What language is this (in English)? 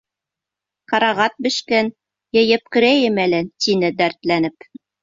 Bashkir